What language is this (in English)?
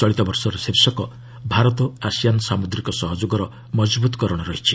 Odia